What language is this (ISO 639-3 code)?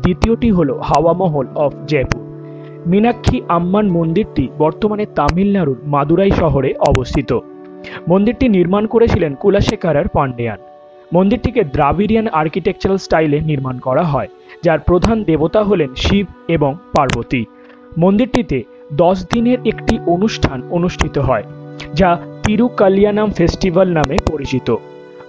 ben